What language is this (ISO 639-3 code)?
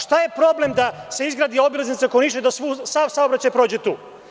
srp